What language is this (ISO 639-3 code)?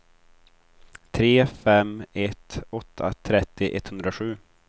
swe